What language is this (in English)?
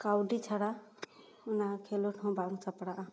Santali